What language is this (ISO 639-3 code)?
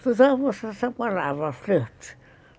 por